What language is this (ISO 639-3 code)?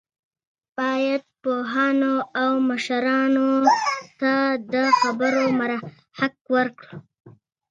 pus